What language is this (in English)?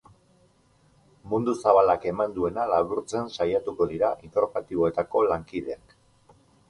Basque